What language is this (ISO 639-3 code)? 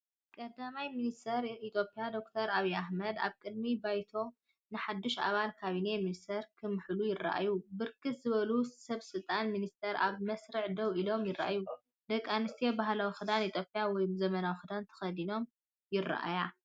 tir